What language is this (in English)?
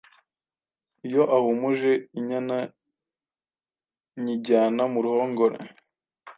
Kinyarwanda